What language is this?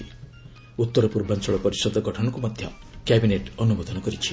Odia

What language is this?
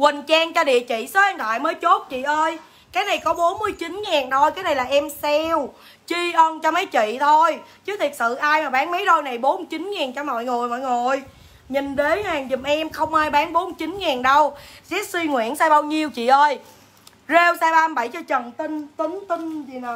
Vietnamese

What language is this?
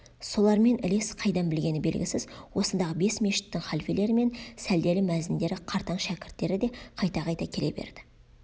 Kazakh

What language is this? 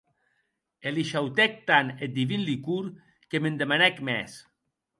Occitan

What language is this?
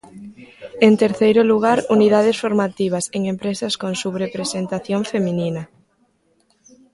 Galician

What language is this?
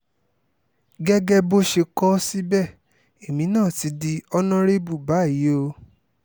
Yoruba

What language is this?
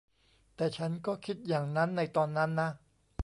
Thai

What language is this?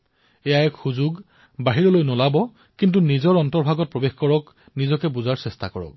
Assamese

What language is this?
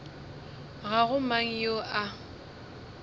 Northern Sotho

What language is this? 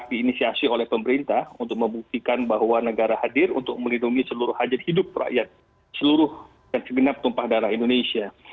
Indonesian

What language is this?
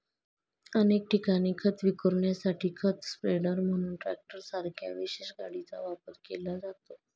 Marathi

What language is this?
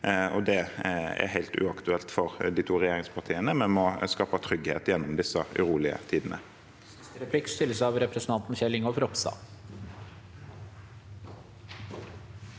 Norwegian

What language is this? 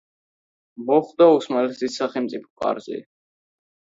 Georgian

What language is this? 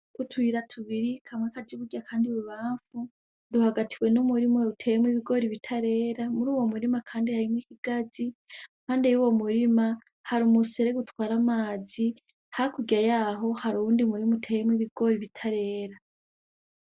Rundi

